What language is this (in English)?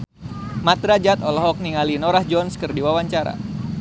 Sundanese